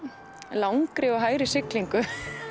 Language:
Icelandic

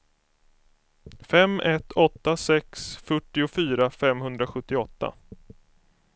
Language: Swedish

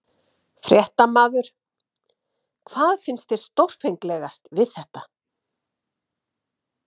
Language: Icelandic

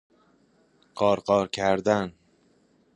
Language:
Persian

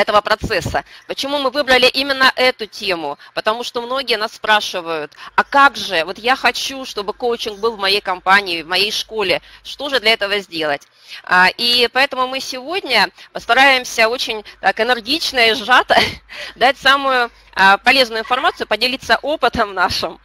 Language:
Russian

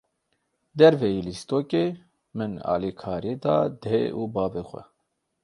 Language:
Kurdish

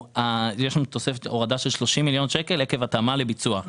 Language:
Hebrew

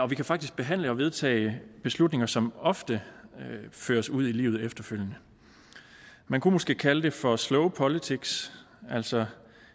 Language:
Danish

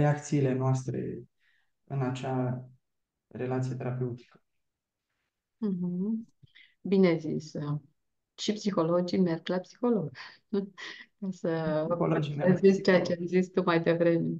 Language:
Romanian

